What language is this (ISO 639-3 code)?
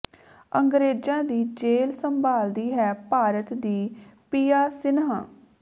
pan